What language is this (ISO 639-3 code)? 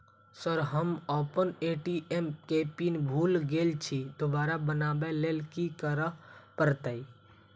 mai